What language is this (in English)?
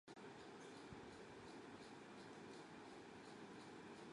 Arabic